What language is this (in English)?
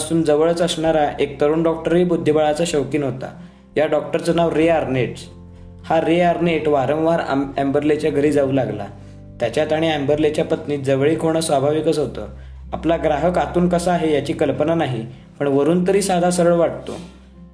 Marathi